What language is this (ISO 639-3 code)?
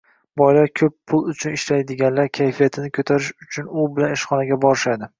uzb